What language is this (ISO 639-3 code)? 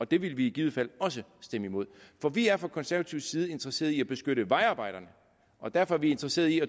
dan